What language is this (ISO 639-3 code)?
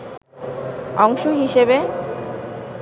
ben